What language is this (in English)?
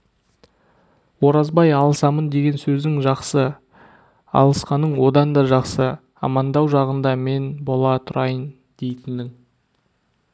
Kazakh